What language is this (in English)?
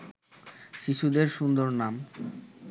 Bangla